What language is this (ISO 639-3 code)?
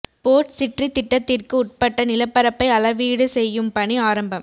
tam